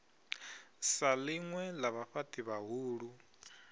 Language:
Venda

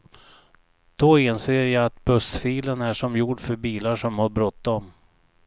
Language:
Swedish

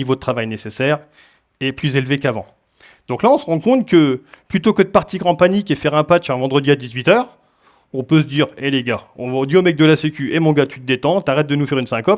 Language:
French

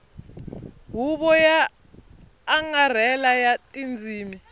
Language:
Tsonga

